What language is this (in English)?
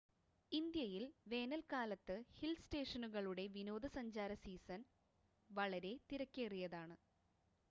Malayalam